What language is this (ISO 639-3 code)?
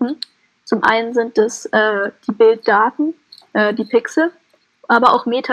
deu